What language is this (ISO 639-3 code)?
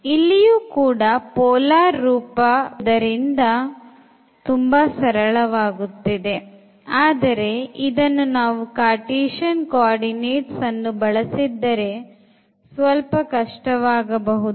kan